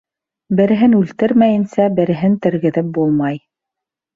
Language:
Bashkir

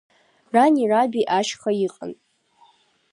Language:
Abkhazian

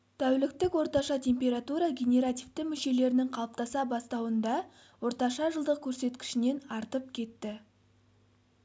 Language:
Kazakh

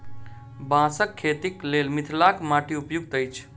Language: Maithili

